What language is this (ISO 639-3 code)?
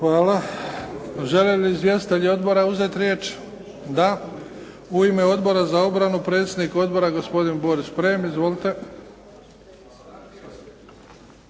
hrv